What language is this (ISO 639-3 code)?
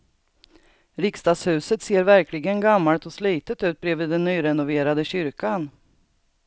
swe